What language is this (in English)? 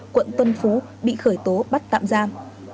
Vietnamese